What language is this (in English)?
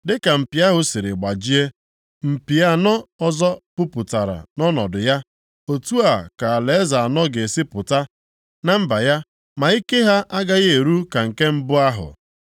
Igbo